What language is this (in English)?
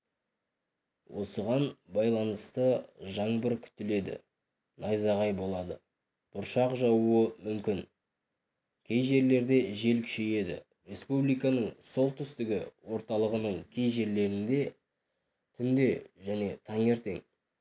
Kazakh